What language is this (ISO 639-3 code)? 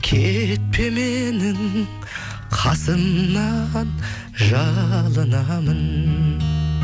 kaz